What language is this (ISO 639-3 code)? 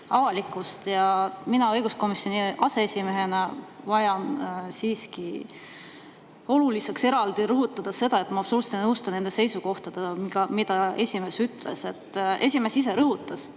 est